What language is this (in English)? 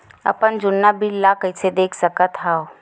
Chhattisgarhi